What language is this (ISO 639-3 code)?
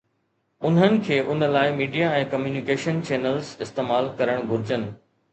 snd